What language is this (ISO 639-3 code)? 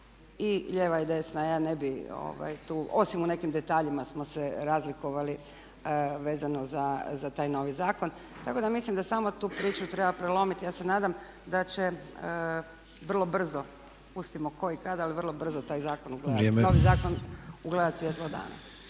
hrv